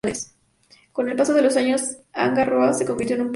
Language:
Spanish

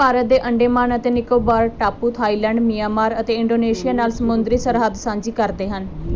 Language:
Punjabi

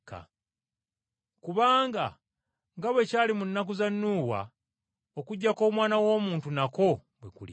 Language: Ganda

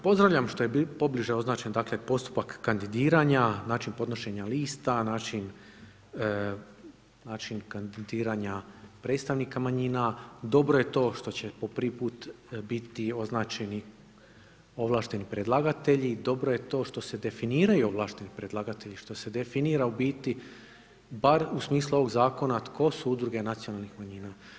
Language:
Croatian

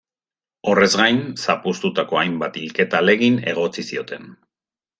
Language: Basque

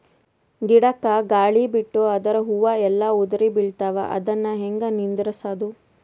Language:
Kannada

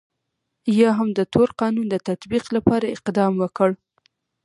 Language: Pashto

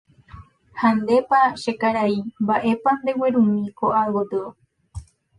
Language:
Guarani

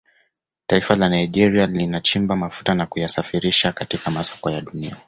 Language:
Swahili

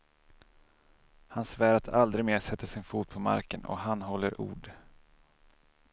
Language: Swedish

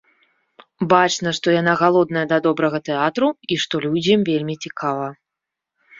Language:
Belarusian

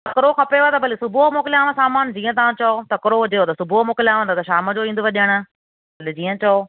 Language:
Sindhi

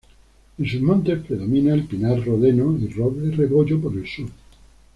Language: Spanish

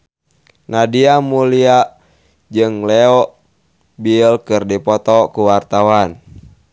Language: Sundanese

